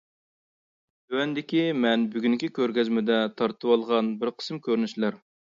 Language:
Uyghur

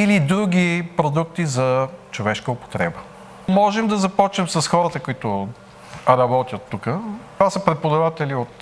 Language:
Bulgarian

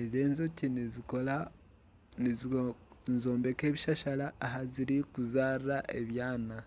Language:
Nyankole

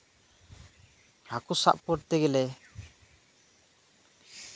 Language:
Santali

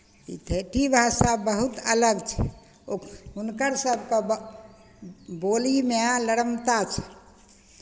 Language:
Maithili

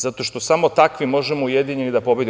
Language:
Serbian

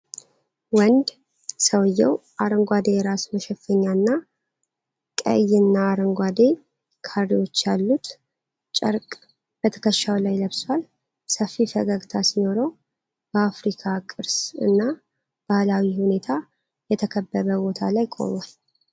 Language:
Amharic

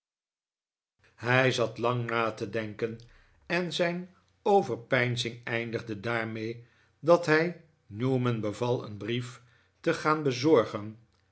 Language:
Dutch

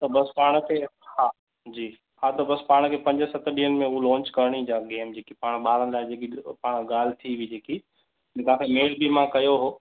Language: Sindhi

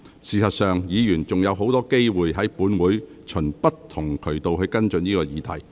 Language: Cantonese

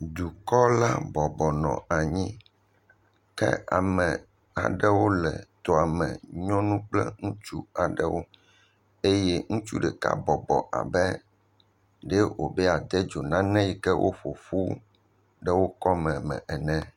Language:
Ewe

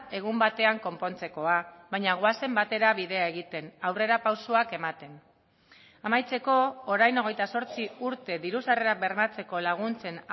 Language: Basque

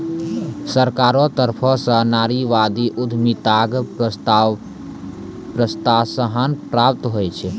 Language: Maithili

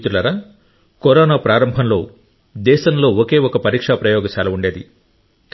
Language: Telugu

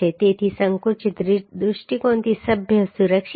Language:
Gujarati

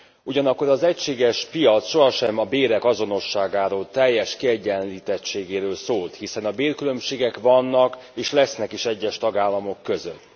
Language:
Hungarian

